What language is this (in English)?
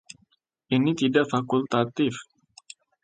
Indonesian